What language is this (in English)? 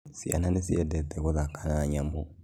Kikuyu